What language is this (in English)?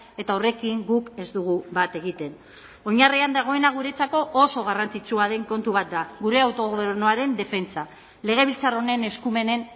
Basque